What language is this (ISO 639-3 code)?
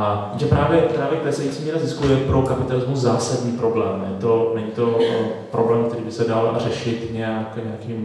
ces